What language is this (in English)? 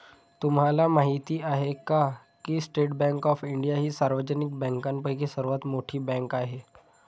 Marathi